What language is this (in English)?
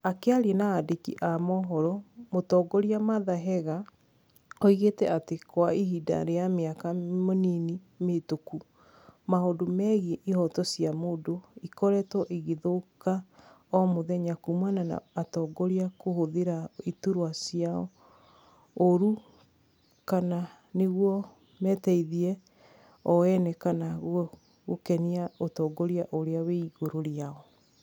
Kikuyu